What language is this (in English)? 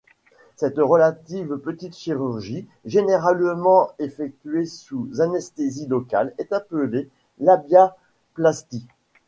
French